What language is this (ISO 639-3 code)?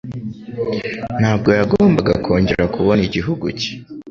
kin